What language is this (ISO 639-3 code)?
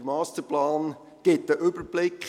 gsw